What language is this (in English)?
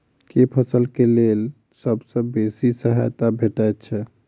Maithili